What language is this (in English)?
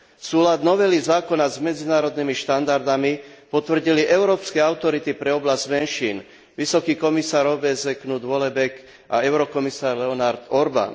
Slovak